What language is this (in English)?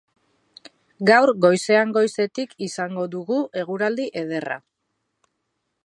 Basque